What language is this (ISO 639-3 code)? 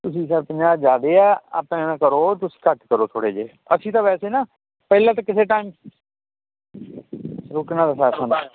pan